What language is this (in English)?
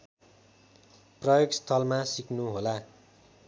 Nepali